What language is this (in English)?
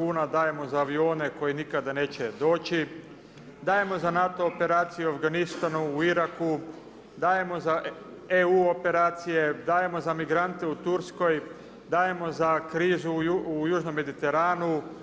Croatian